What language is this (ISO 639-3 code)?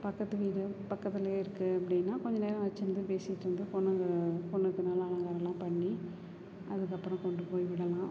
tam